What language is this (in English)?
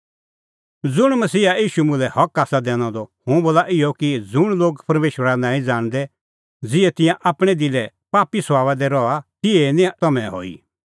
Kullu Pahari